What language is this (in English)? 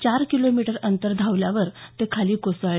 Marathi